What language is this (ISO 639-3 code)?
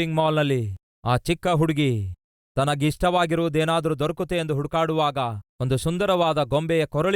kan